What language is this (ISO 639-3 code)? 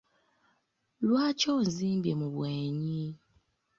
lug